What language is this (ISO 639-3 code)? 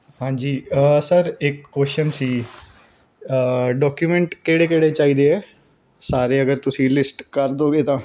pan